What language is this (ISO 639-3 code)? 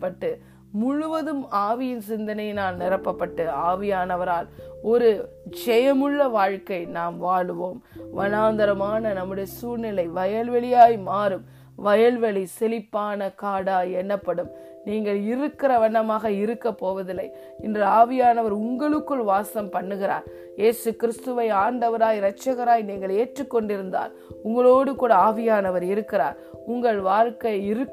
tam